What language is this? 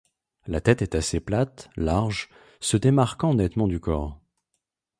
French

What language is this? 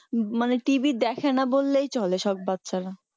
Bangla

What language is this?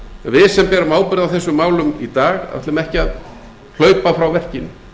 Icelandic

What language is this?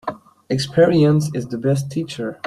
English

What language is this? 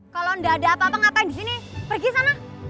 Indonesian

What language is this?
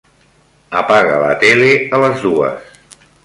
Catalan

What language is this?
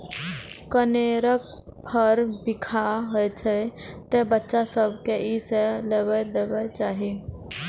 Maithili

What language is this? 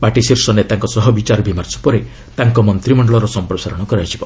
Odia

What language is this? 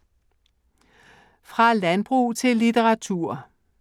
Danish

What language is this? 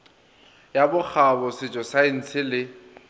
Northern Sotho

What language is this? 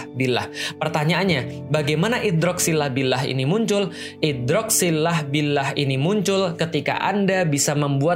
Indonesian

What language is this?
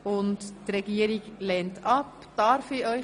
Swiss German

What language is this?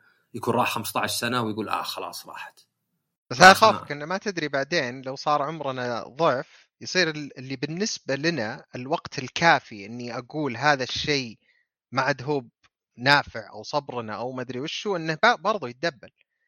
Arabic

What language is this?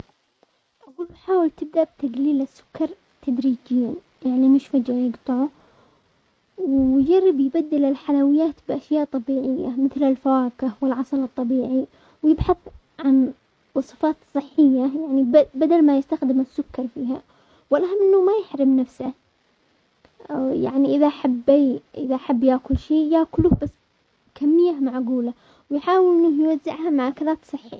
Omani Arabic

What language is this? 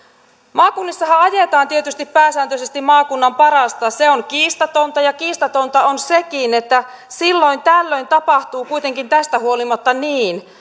Finnish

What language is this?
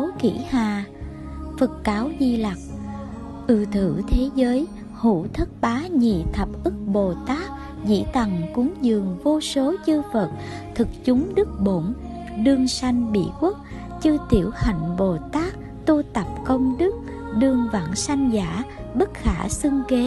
Vietnamese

